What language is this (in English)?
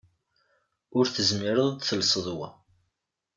Kabyle